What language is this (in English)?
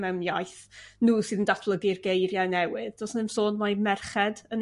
Welsh